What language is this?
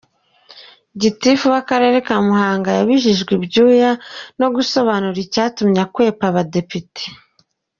Kinyarwanda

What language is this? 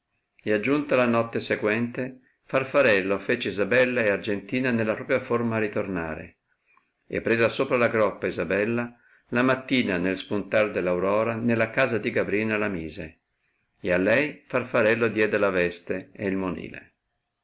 Italian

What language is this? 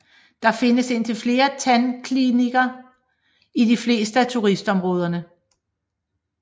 Danish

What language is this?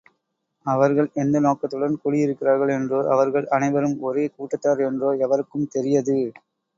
Tamil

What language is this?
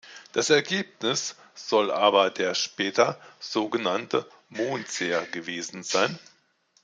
German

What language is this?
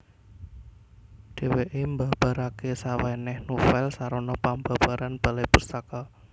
Javanese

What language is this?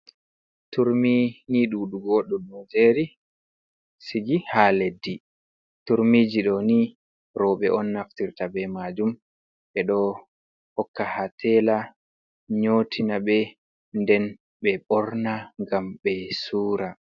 Fula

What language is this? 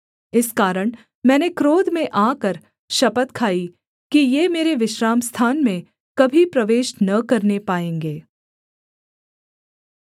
Hindi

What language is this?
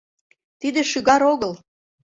Mari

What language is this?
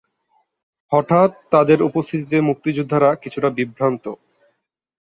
Bangla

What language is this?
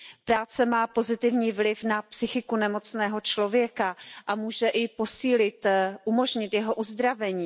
Czech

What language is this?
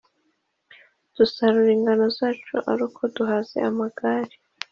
Kinyarwanda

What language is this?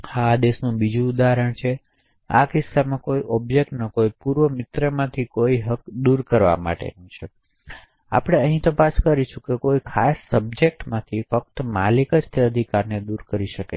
Gujarati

